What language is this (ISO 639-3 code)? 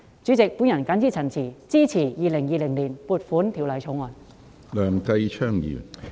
yue